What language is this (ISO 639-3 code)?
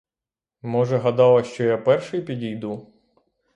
ukr